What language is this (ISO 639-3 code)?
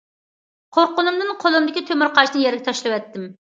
uig